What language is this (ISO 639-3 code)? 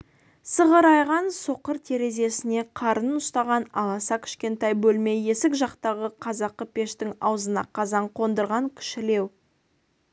kaz